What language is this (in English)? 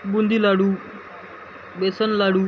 Marathi